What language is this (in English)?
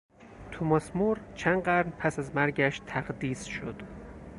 Persian